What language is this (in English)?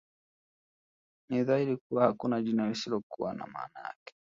Swahili